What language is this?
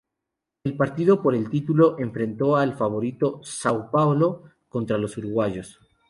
Spanish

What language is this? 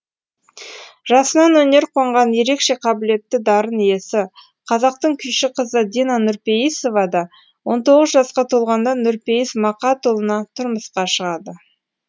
Kazakh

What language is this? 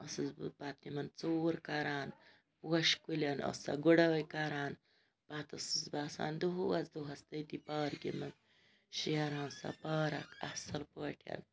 Kashmiri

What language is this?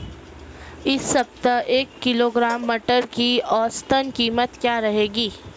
Hindi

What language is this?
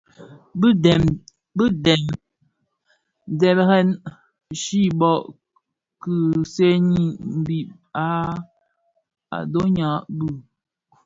Bafia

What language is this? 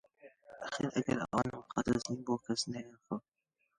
Central Kurdish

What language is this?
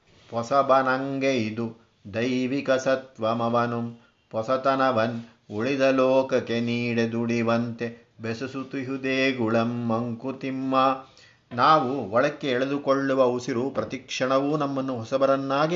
Kannada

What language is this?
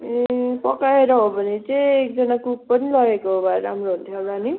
Nepali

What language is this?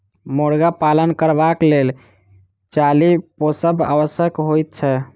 Maithili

